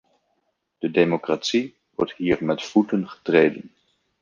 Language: Dutch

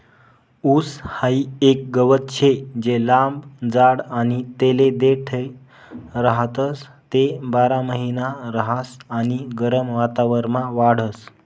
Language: Marathi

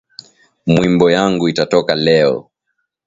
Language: Swahili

